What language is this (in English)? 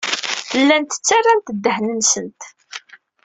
Kabyle